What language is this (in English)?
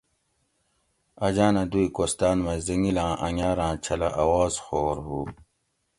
Gawri